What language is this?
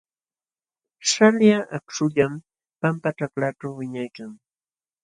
Jauja Wanca Quechua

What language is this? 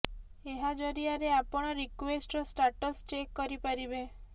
Odia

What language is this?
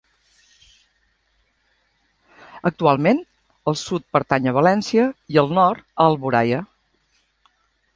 Catalan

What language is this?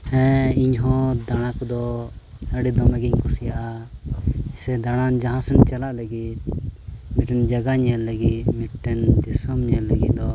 Santali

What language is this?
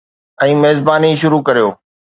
Sindhi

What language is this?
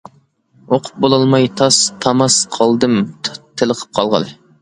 Uyghur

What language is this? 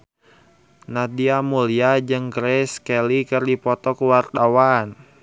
Sundanese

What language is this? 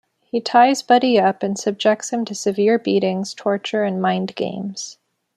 English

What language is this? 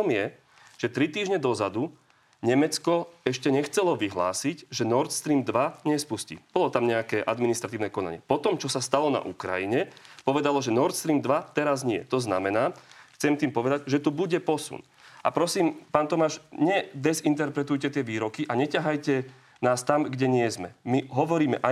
Slovak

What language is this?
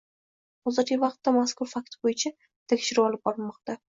Uzbek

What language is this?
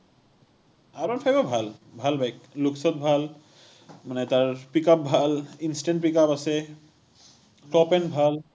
Assamese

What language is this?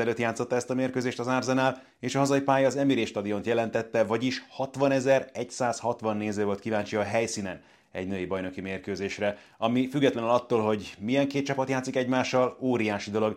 Hungarian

